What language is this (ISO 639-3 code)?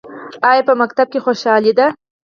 pus